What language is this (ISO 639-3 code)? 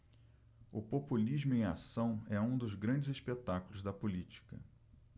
por